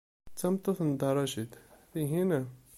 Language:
Kabyle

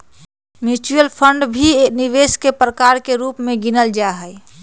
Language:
Magahi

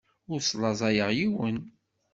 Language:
Kabyle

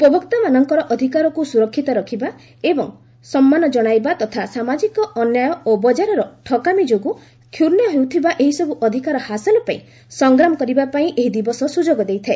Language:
Odia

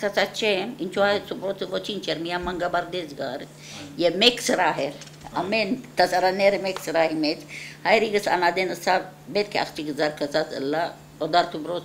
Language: Turkish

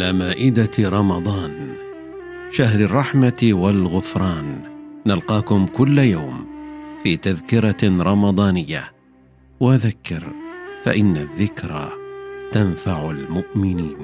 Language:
Arabic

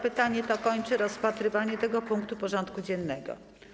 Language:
Polish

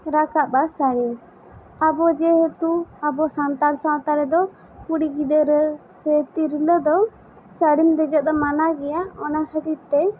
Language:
Santali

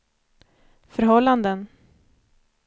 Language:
Swedish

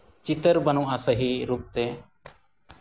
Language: Santali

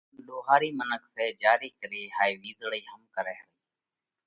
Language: Parkari Koli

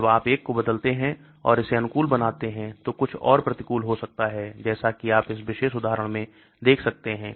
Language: Hindi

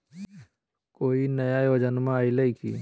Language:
Magahi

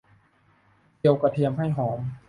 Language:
Thai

